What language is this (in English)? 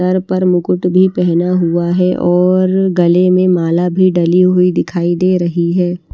Hindi